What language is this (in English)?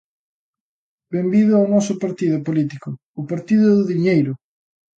Galician